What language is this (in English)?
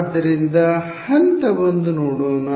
Kannada